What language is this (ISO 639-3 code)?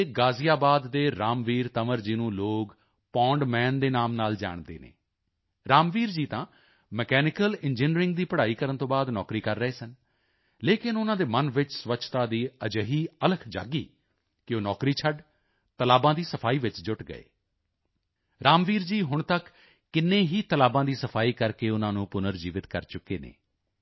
pan